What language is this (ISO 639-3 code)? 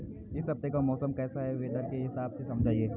hin